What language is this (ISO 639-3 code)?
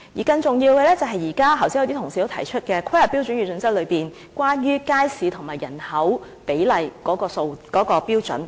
yue